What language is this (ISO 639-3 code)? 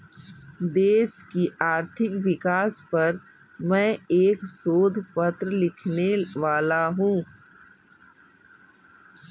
hin